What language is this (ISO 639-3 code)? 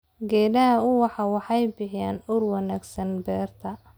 som